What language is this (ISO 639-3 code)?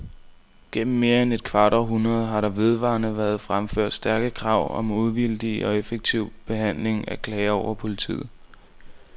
dan